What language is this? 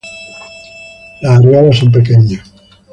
Spanish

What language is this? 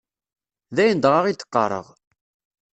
Kabyle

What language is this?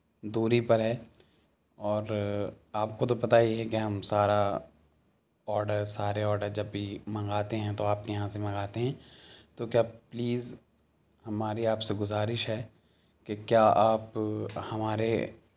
Urdu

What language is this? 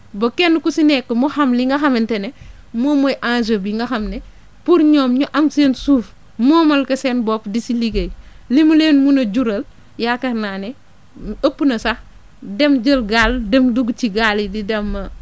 Wolof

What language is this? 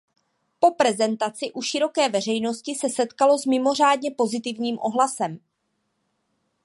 Czech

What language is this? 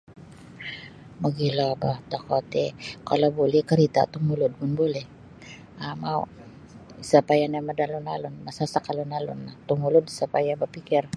Sabah Bisaya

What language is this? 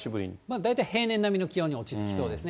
Japanese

